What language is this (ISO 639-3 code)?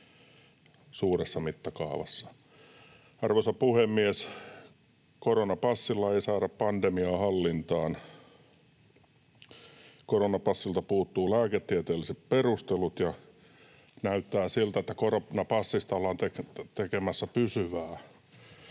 fin